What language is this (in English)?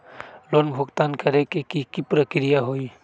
Magahi